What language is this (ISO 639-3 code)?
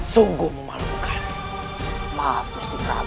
ind